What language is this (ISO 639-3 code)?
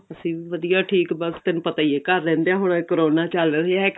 pan